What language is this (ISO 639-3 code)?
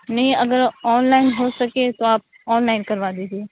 urd